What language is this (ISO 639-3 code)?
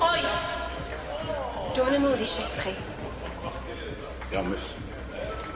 cym